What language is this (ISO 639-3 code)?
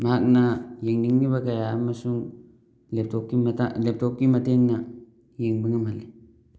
mni